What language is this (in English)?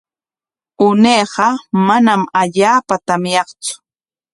Corongo Ancash Quechua